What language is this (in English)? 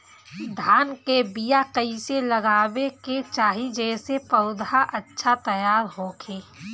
Bhojpuri